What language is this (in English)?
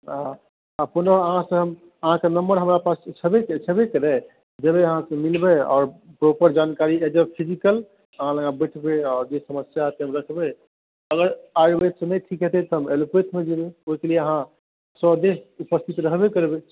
Maithili